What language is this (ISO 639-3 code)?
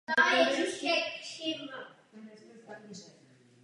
ces